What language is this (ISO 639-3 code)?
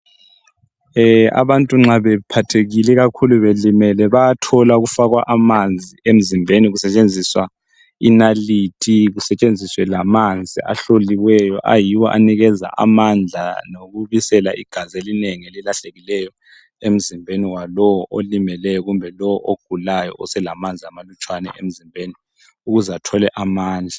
nde